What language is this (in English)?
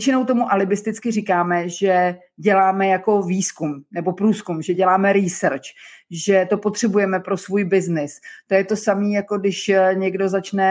Czech